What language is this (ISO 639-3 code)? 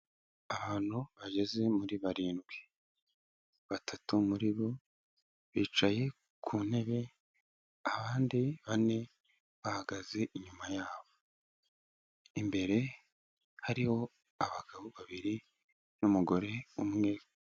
kin